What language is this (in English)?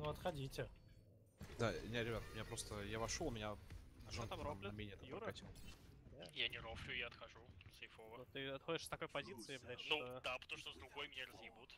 Russian